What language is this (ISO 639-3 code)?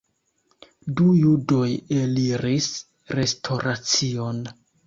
epo